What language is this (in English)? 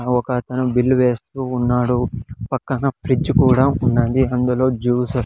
Telugu